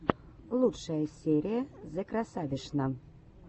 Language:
Russian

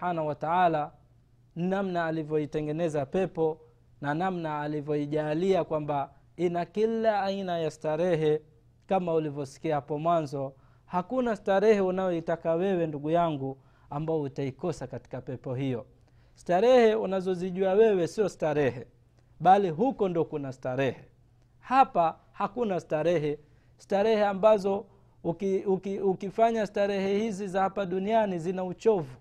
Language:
Swahili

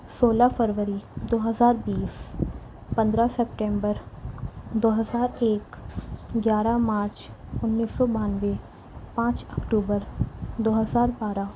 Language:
Urdu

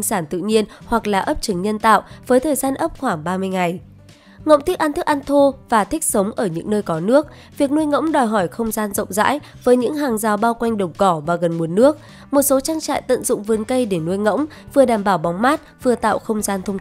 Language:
Vietnamese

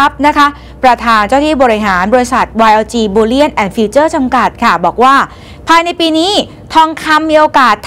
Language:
Thai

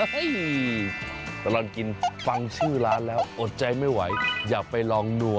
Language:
Thai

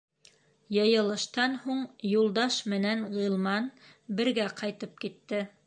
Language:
Bashkir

